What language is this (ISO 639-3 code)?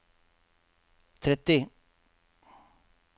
nor